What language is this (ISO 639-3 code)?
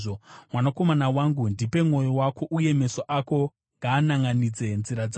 sna